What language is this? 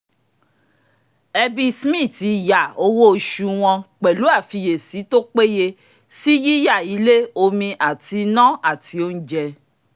Yoruba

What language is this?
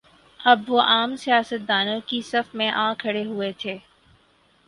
Urdu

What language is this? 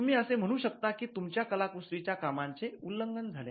Marathi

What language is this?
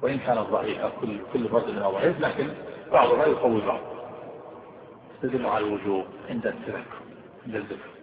Arabic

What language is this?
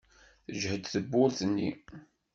Kabyle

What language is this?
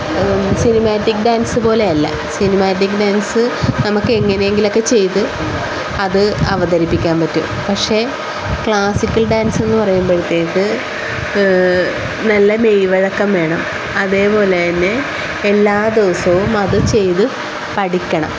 Malayalam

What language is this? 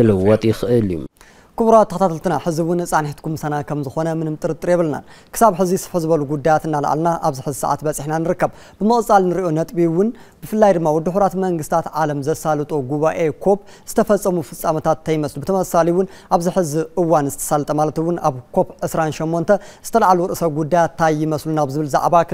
Arabic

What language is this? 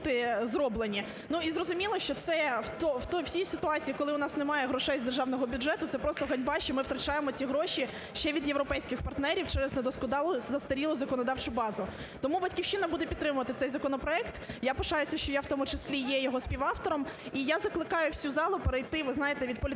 Ukrainian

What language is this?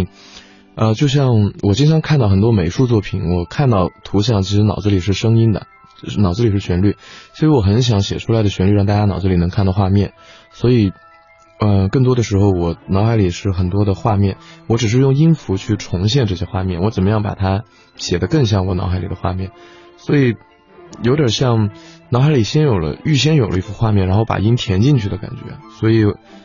Chinese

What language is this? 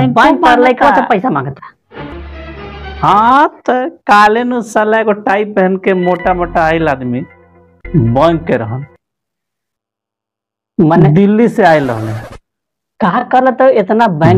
Hindi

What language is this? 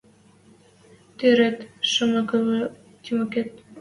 Western Mari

